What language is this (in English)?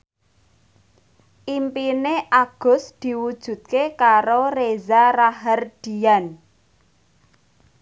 Javanese